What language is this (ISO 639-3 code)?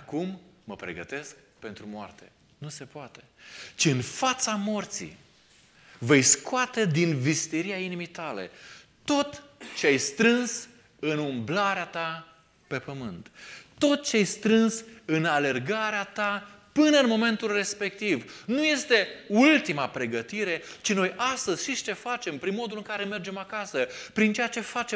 ron